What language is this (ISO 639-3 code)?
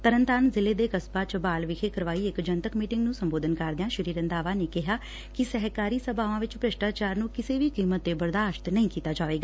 pan